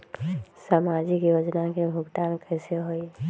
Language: Magahi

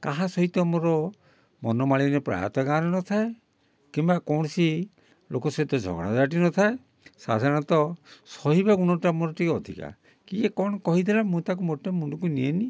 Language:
Odia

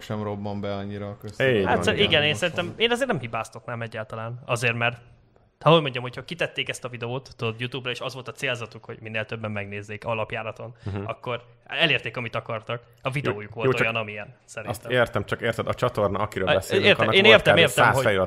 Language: Hungarian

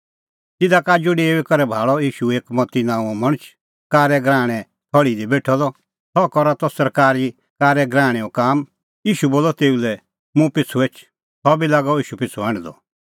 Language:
Kullu Pahari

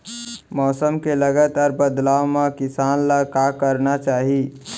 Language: Chhattisgarhi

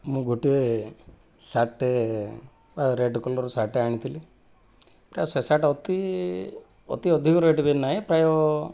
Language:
Odia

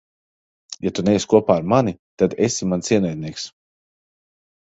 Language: Latvian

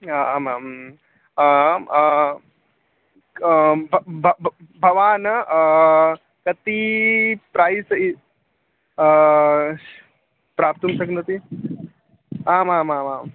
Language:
Sanskrit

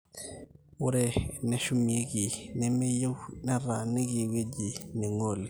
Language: Masai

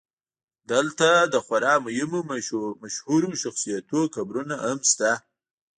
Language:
Pashto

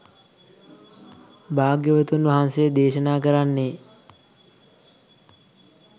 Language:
Sinhala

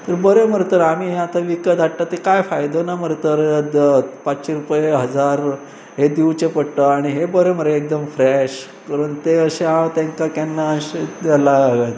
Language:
Konkani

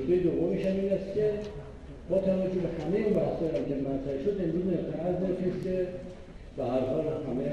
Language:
Persian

